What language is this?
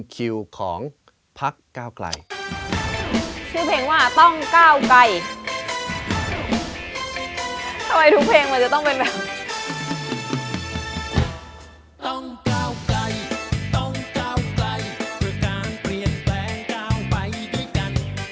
Thai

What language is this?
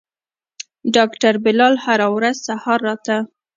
Pashto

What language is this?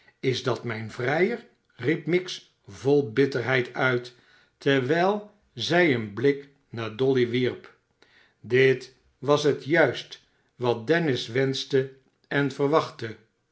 Dutch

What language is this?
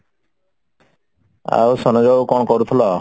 Odia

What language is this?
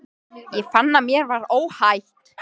Icelandic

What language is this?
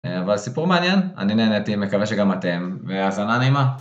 Hebrew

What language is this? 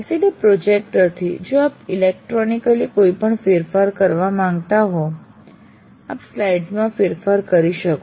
Gujarati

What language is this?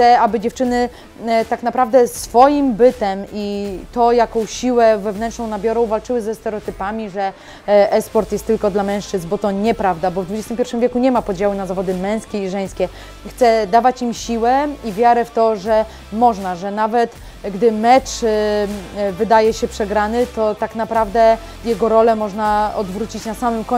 Polish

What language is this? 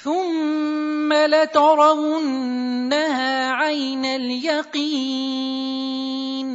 Arabic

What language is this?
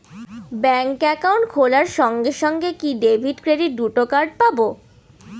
Bangla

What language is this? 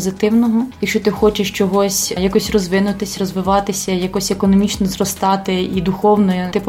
Ukrainian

